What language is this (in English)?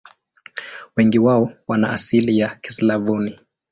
Swahili